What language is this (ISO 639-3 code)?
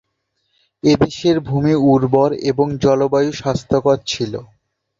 ben